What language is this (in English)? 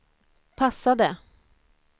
Swedish